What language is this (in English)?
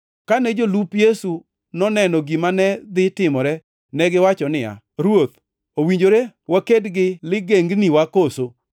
Luo (Kenya and Tanzania)